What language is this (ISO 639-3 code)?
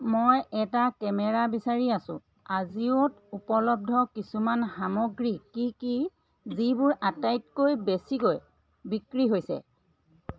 asm